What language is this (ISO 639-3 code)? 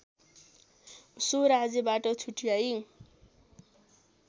nep